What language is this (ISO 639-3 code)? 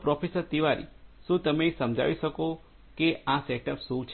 guj